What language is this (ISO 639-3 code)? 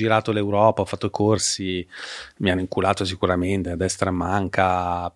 ita